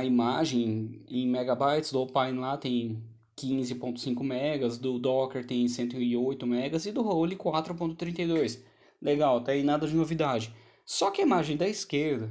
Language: Portuguese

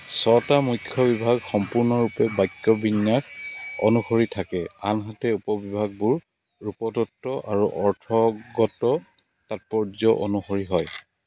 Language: Assamese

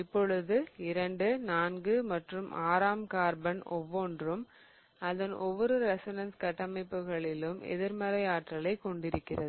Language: Tamil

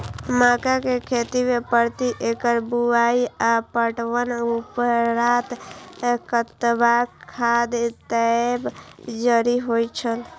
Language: Maithili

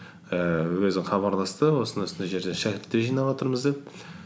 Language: Kazakh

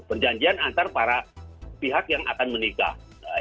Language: Indonesian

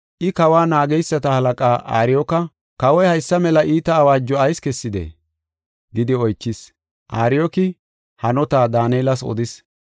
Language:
Gofa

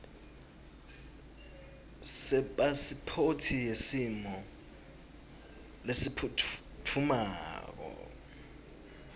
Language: Swati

